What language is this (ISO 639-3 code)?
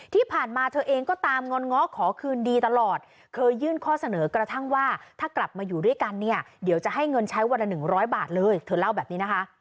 tha